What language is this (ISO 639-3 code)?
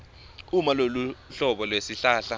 ssw